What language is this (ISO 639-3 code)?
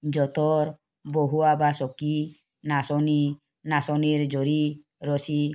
asm